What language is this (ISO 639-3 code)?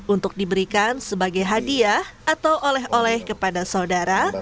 ind